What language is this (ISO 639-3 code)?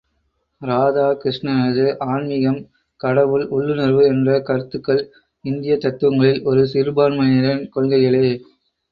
tam